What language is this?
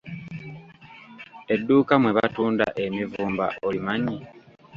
Ganda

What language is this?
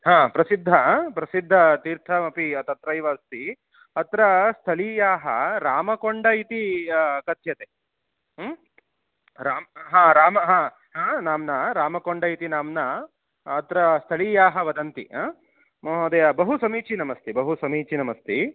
Sanskrit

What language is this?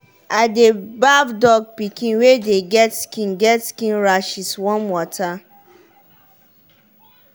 Nigerian Pidgin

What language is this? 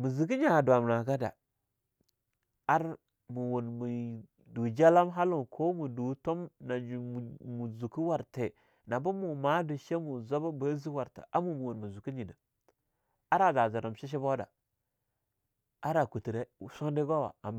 Longuda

